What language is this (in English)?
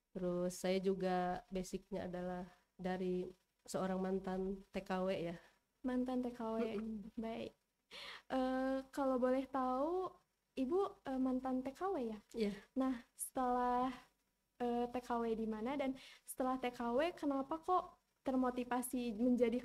Indonesian